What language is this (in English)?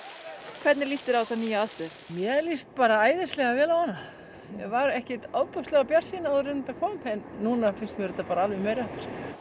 Icelandic